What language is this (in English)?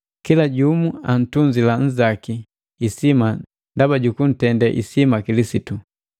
Matengo